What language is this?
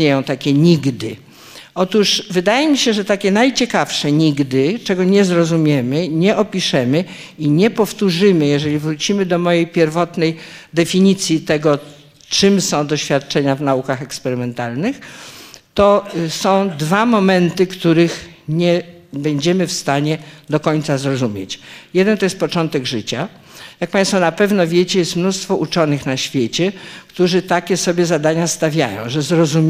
Polish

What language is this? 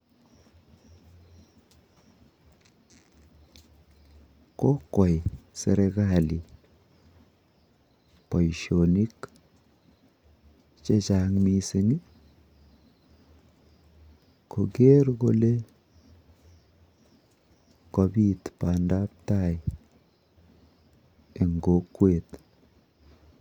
Kalenjin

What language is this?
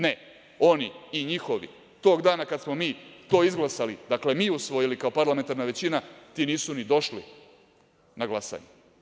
Serbian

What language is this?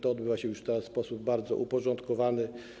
Polish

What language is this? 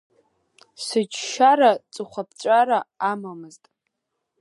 Abkhazian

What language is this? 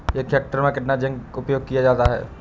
Hindi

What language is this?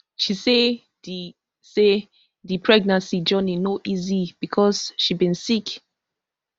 Nigerian Pidgin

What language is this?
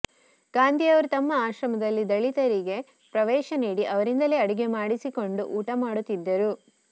Kannada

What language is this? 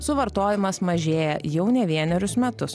Lithuanian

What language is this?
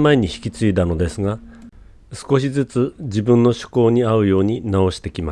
Japanese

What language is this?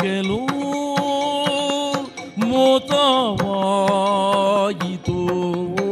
Kannada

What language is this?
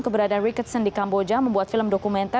Indonesian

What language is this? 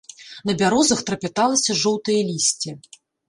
Belarusian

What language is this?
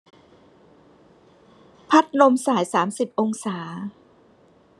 Thai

